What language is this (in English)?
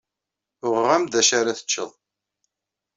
Kabyle